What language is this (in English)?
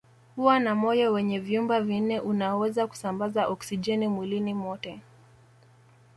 Swahili